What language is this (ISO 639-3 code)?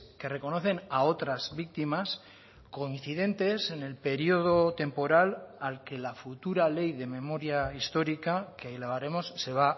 spa